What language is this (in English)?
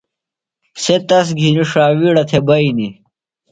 Phalura